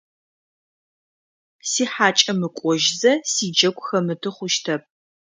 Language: Adyghe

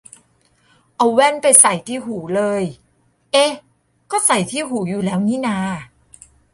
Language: Thai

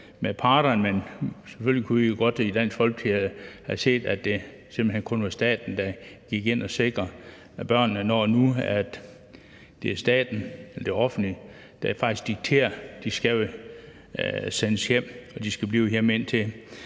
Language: Danish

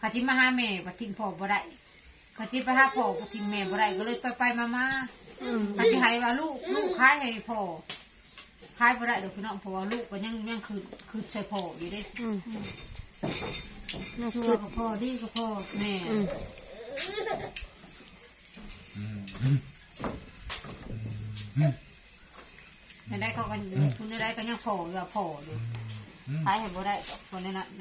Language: Thai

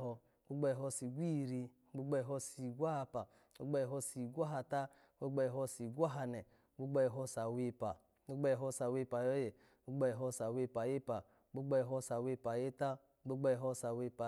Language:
Alago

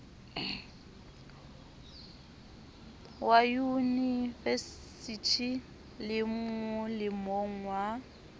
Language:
Southern Sotho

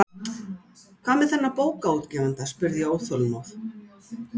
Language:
Icelandic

